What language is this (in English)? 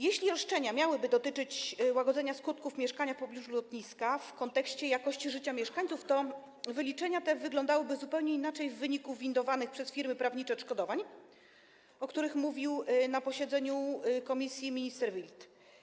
Polish